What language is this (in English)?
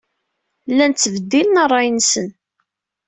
Kabyle